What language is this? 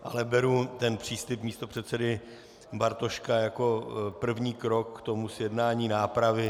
Czech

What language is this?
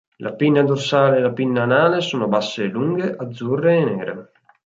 Italian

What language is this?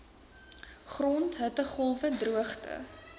Afrikaans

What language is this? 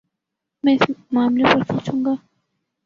Urdu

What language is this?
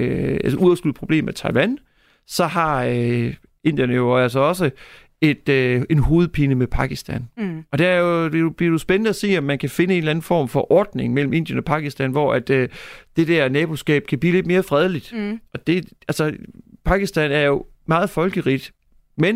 Danish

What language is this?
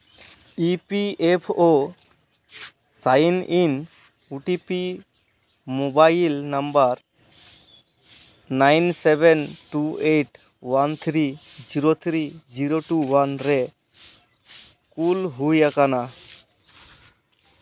Santali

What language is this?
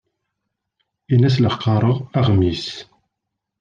Kabyle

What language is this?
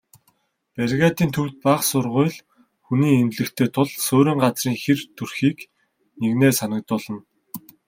Mongolian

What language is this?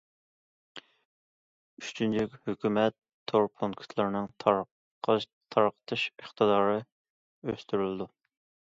Uyghur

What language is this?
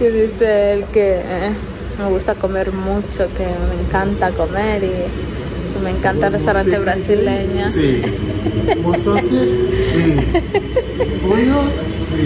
Spanish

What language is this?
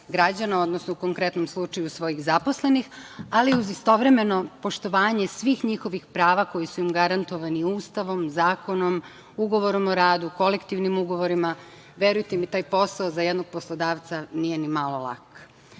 Serbian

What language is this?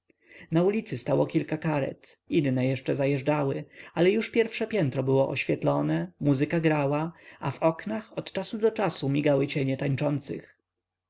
Polish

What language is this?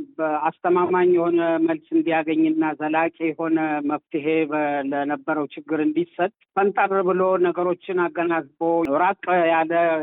Amharic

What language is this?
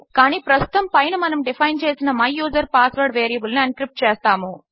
Telugu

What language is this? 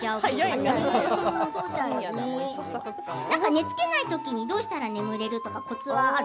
Japanese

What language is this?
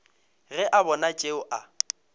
Northern Sotho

